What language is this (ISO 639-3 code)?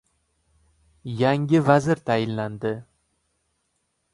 uzb